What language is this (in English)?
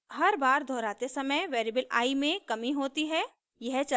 Hindi